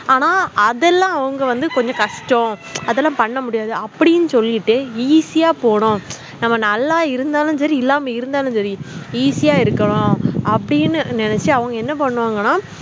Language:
Tamil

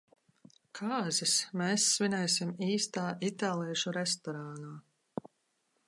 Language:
Latvian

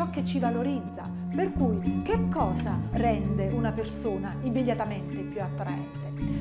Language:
Italian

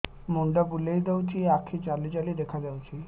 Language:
Odia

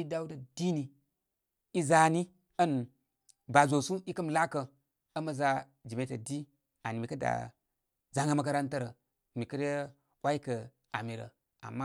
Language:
Koma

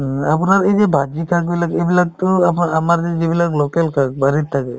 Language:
Assamese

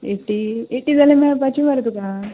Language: Konkani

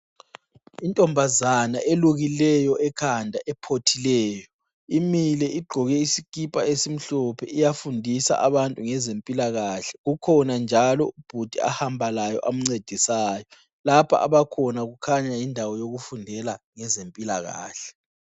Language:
North Ndebele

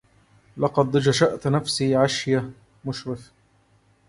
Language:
Arabic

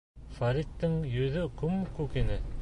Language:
Bashkir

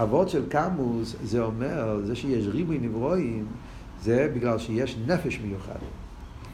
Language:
Hebrew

